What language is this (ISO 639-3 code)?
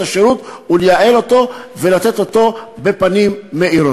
heb